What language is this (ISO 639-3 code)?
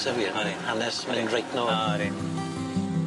cym